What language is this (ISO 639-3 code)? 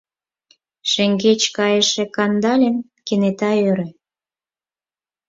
chm